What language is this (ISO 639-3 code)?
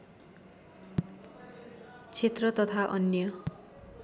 nep